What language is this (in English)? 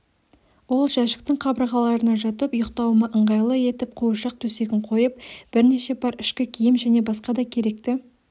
Kazakh